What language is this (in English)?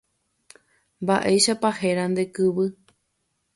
Guarani